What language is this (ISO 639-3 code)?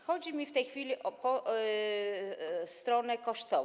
pol